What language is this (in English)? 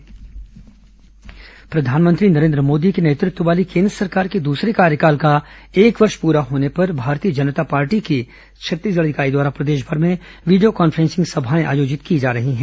Hindi